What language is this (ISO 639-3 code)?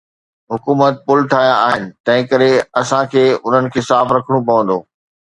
snd